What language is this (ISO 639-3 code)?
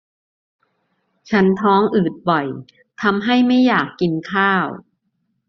tha